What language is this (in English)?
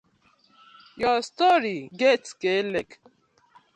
Nigerian Pidgin